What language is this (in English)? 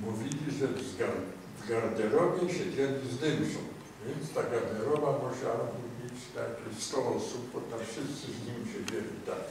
Polish